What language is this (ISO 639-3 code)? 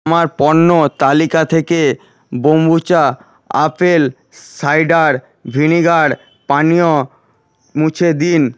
ben